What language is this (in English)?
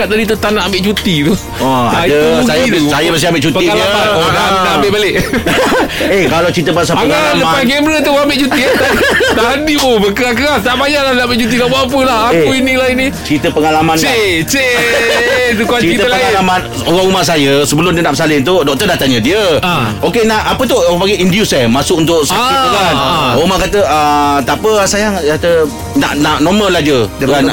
Malay